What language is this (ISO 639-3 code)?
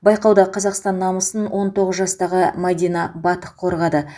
kaz